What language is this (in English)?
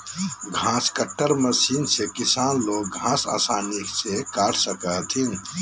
Magahi